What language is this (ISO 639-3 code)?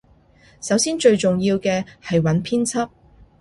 yue